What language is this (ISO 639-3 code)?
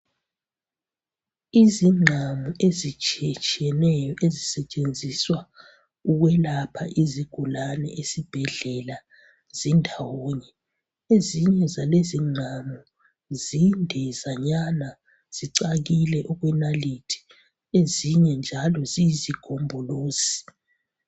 nde